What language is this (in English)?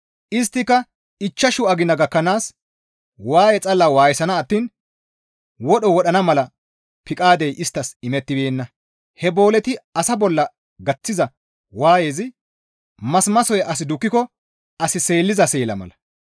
Gamo